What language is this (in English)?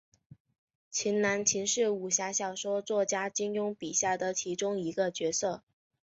Chinese